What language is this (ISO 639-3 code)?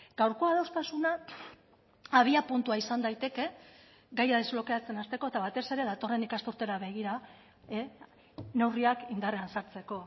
eus